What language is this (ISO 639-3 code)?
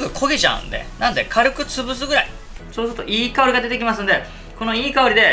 jpn